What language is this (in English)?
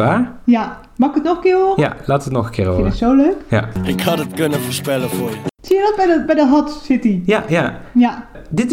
Dutch